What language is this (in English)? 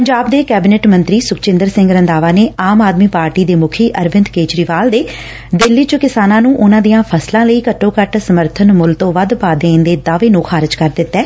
Punjabi